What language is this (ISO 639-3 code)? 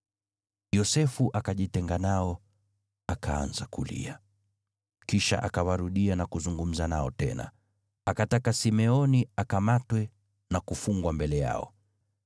swa